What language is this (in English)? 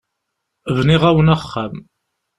Kabyle